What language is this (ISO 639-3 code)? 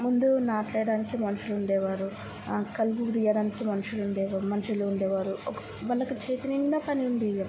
tel